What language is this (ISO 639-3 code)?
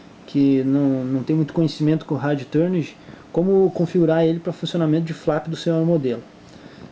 por